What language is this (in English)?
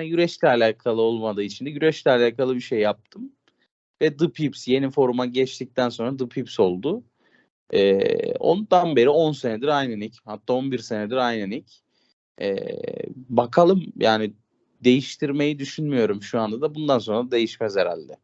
Turkish